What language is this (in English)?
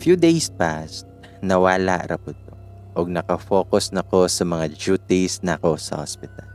Filipino